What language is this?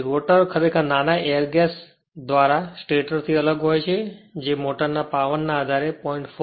Gujarati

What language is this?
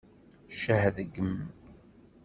Kabyle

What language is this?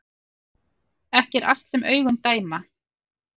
Icelandic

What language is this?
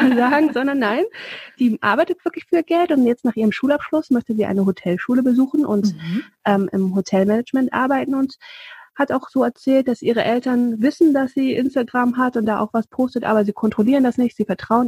German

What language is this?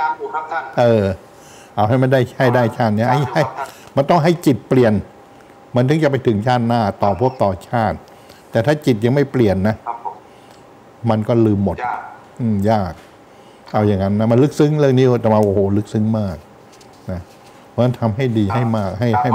Thai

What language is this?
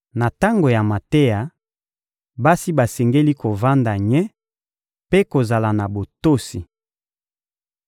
Lingala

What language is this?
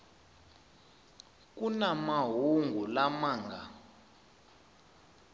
Tsonga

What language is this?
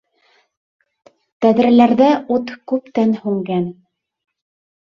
Bashkir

